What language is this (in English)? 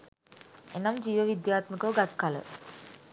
Sinhala